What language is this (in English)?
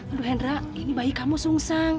Indonesian